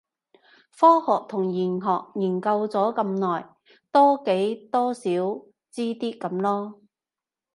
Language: Cantonese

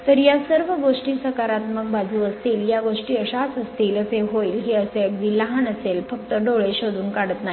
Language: Marathi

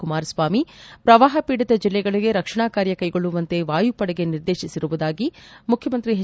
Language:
Kannada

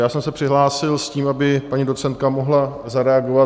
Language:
Czech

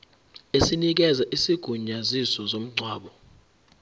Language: Zulu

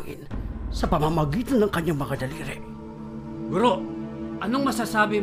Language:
Filipino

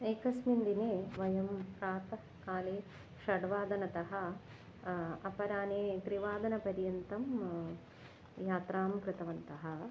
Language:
Sanskrit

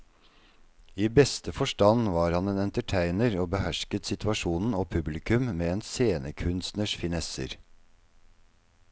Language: Norwegian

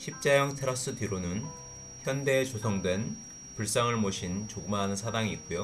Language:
Korean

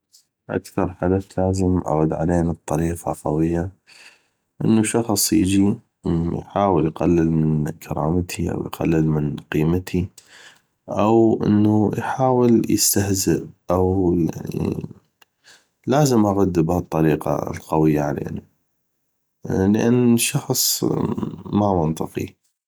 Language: North Mesopotamian Arabic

